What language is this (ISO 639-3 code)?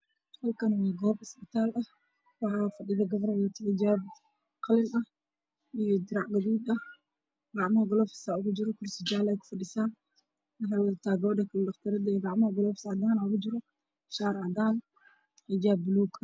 som